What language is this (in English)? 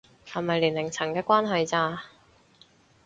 Cantonese